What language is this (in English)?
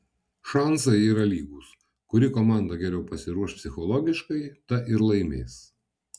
Lithuanian